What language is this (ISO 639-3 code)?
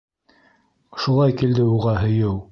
bak